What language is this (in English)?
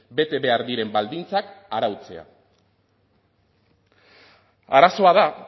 Basque